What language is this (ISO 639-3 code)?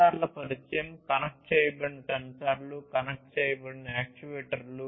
tel